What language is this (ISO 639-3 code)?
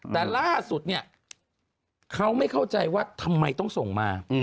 tha